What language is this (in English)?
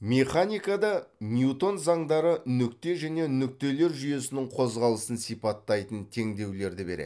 Kazakh